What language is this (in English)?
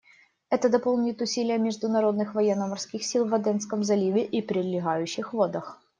Russian